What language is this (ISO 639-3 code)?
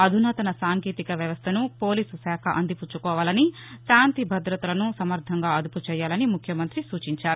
tel